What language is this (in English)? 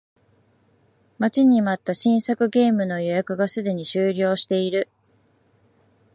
Japanese